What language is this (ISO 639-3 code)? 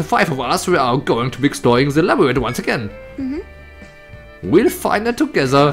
deu